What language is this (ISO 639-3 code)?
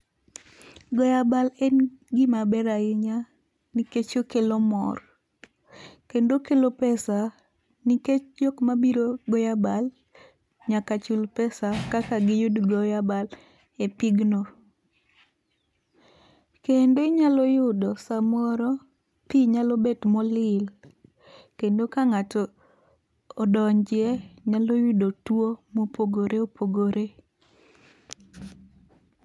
luo